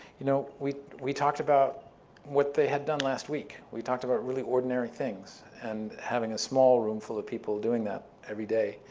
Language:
English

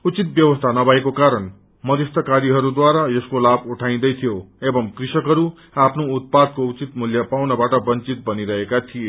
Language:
Nepali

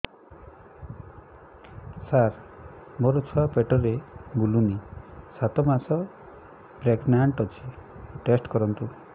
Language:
Odia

